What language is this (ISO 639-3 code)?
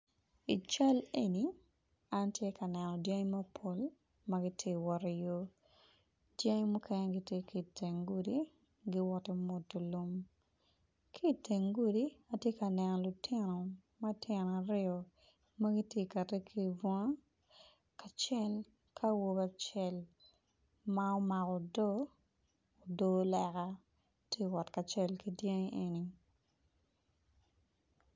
ach